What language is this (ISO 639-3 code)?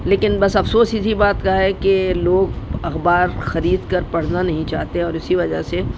urd